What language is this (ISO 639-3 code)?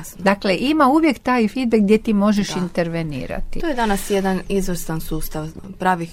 hrv